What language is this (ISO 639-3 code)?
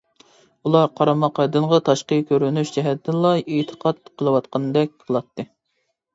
uig